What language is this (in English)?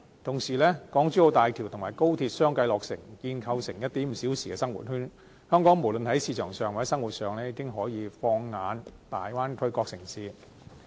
Cantonese